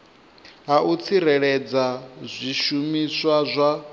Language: Venda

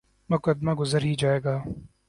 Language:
Urdu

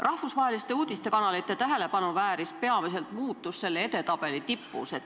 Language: Estonian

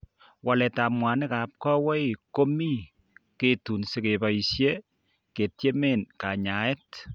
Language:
Kalenjin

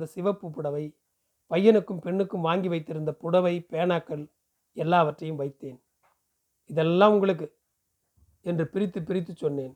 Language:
Tamil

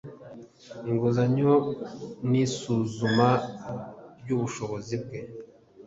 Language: Kinyarwanda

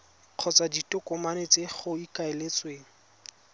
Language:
Tswana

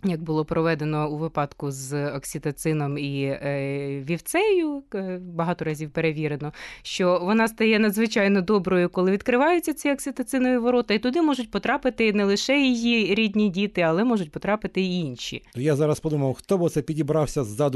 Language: Ukrainian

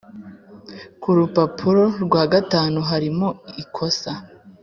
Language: Kinyarwanda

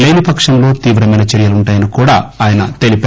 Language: Telugu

